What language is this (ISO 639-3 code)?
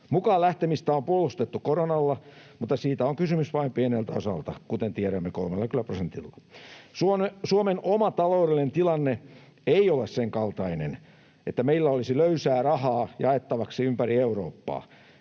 fin